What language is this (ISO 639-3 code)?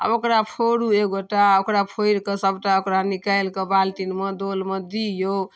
mai